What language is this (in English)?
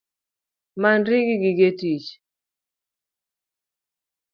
Luo (Kenya and Tanzania)